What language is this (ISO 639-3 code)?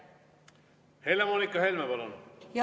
est